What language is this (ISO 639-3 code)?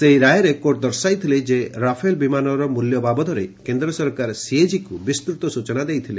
ori